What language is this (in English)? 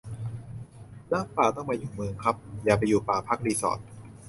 Thai